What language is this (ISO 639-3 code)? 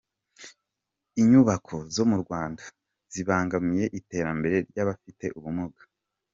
kin